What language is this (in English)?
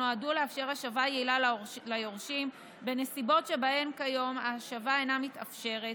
Hebrew